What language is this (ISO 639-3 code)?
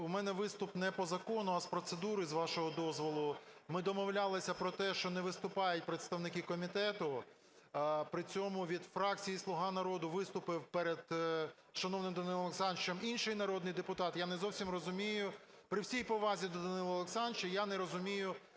ukr